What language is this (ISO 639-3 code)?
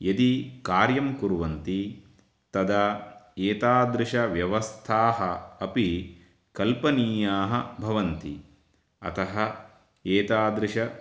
san